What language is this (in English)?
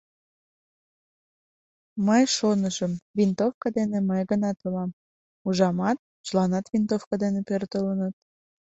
Mari